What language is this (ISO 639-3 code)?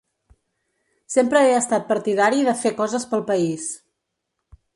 cat